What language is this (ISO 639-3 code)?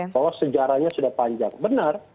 ind